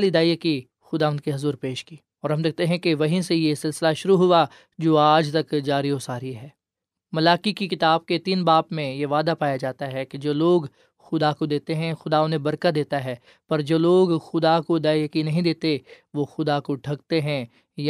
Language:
Urdu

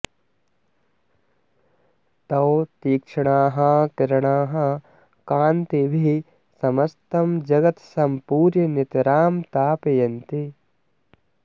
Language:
Sanskrit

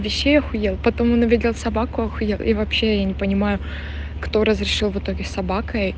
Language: Russian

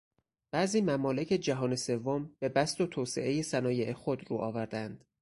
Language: Persian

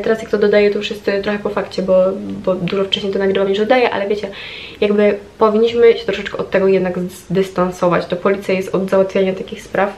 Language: Polish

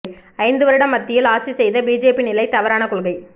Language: Tamil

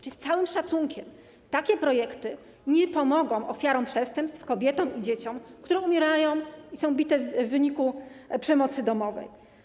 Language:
Polish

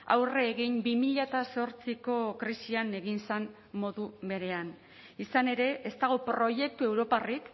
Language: Basque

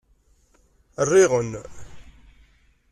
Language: Kabyle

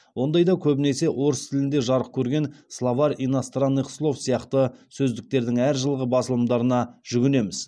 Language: Kazakh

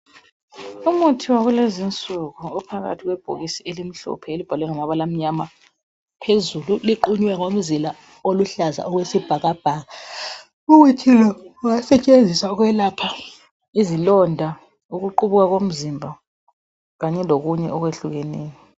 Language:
North Ndebele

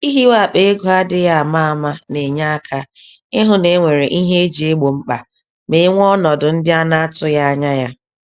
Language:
Igbo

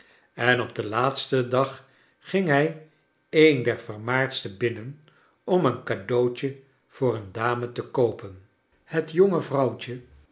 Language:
Dutch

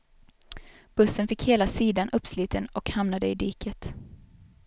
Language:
Swedish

